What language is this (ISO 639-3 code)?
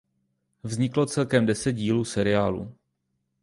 ces